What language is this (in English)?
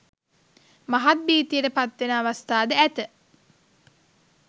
Sinhala